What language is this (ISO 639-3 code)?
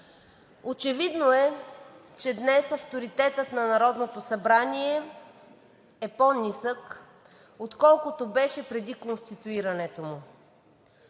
bul